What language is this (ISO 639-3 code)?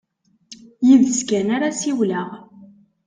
kab